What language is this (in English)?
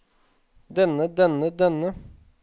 Norwegian